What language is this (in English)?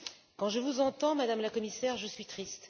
French